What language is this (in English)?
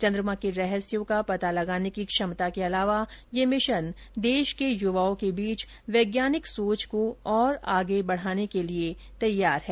Hindi